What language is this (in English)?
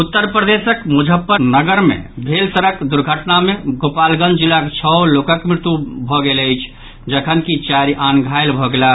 Maithili